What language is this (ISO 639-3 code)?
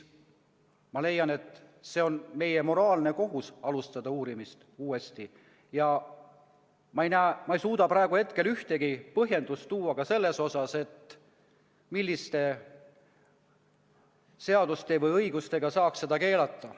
est